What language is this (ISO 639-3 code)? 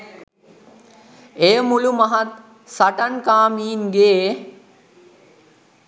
sin